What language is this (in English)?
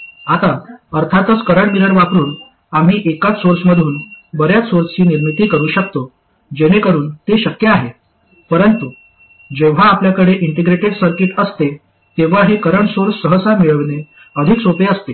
Marathi